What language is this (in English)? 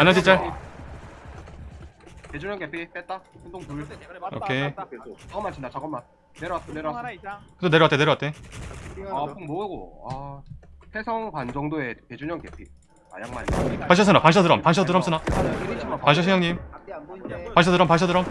Korean